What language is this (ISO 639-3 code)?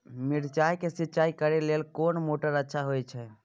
mai